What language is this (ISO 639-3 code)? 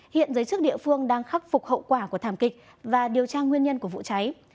vie